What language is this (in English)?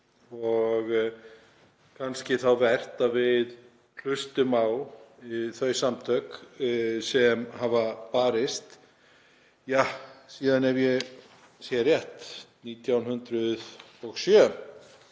Icelandic